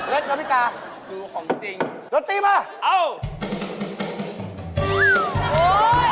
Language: Thai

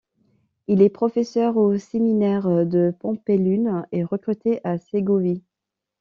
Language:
French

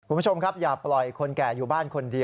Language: Thai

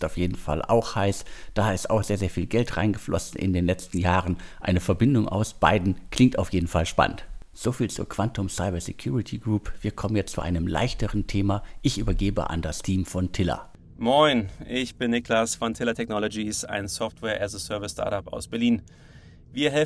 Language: German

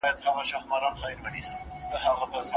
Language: Pashto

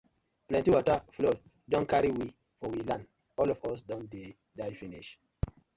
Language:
Nigerian Pidgin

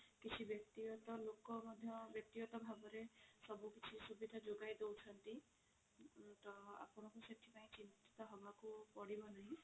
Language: Odia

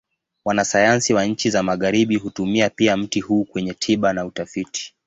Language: Swahili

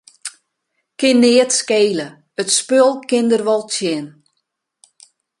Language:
Western Frisian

